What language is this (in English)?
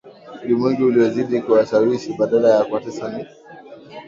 Swahili